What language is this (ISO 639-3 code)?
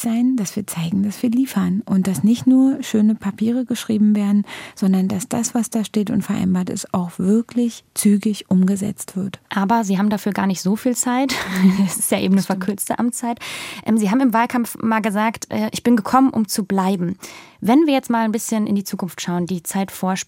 deu